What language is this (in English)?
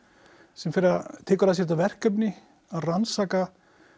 Icelandic